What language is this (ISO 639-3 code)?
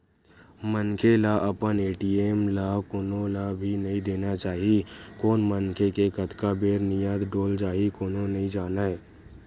hne